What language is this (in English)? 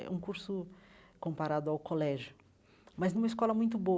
Portuguese